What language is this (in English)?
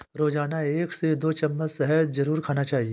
Hindi